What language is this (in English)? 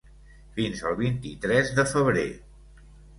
Catalan